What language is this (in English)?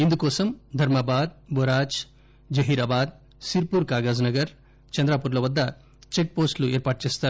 Telugu